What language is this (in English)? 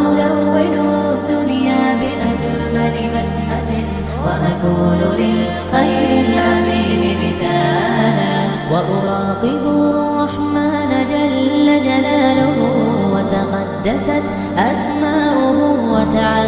Arabic